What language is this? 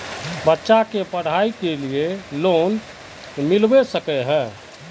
Magahi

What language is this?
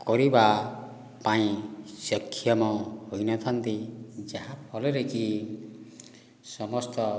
Odia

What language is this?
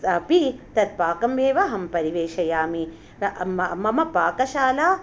Sanskrit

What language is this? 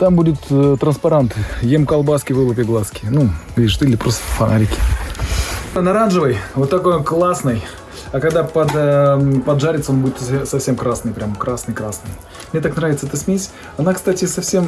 Russian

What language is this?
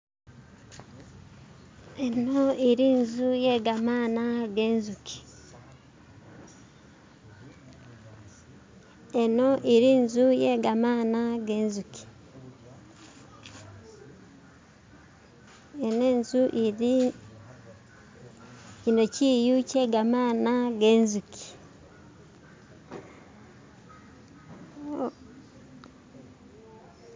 Masaaba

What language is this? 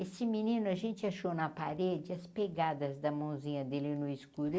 Portuguese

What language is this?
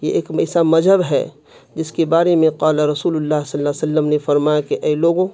Urdu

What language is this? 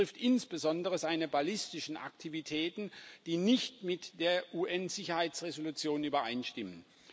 German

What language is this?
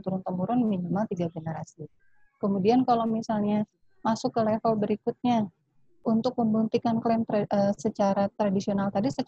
Indonesian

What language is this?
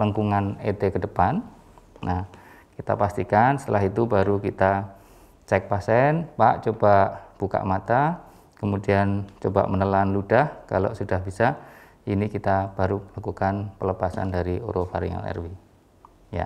Indonesian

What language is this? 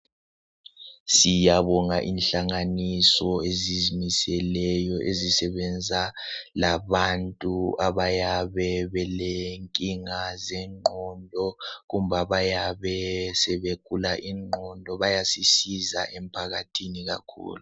North Ndebele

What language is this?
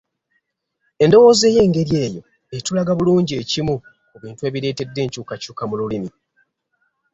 Ganda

